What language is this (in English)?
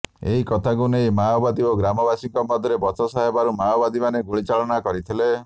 Odia